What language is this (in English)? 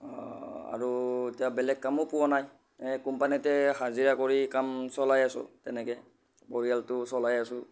Assamese